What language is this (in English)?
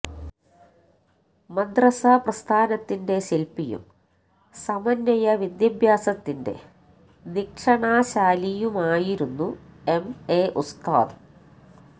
Malayalam